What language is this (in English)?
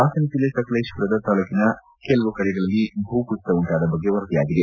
Kannada